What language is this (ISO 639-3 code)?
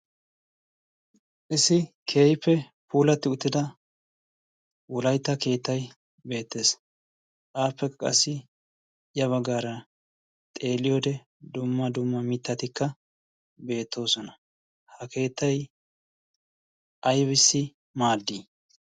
wal